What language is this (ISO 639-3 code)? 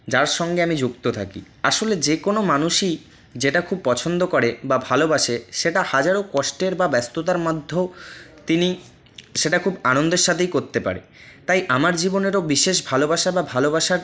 ben